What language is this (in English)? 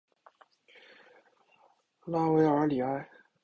Chinese